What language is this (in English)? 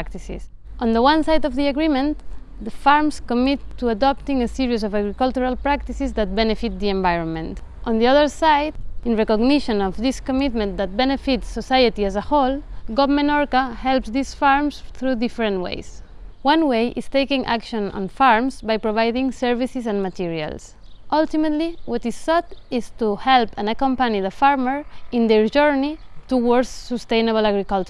English